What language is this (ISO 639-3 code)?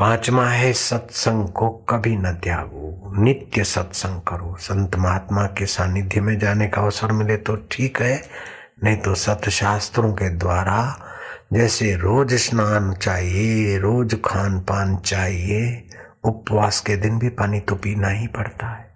hin